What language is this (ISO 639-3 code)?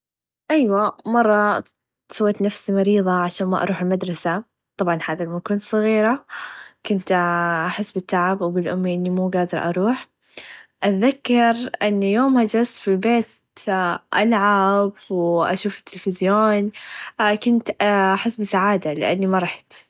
ars